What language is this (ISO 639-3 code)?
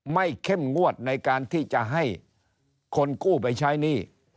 tha